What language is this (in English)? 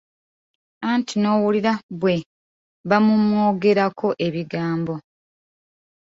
Ganda